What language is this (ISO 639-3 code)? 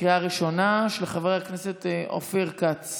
heb